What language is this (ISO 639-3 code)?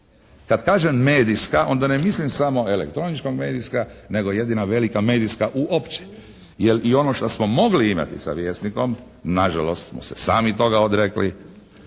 hrv